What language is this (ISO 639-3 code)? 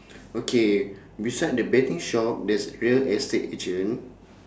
eng